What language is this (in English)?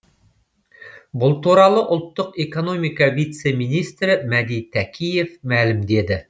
Kazakh